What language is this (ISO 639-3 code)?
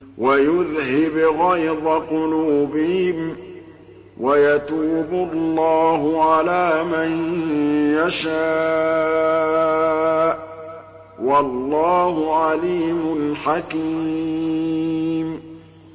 ara